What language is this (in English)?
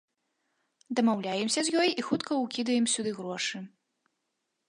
Belarusian